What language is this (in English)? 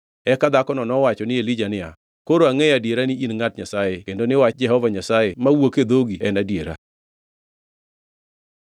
Luo (Kenya and Tanzania)